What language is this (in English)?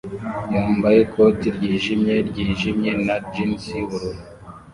Kinyarwanda